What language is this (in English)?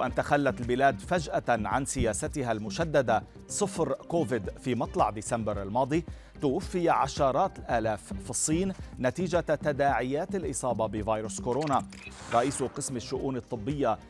Arabic